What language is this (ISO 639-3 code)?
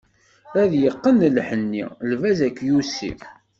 kab